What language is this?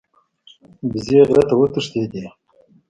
Pashto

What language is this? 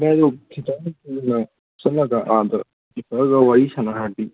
Manipuri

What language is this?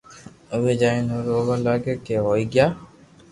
Loarki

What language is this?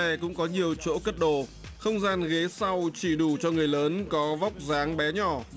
Vietnamese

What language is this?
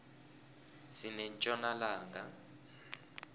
South Ndebele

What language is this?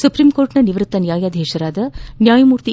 Kannada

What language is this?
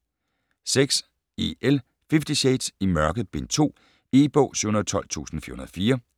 Danish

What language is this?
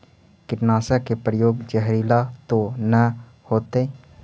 Magahi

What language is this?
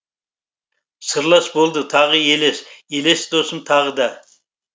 Kazakh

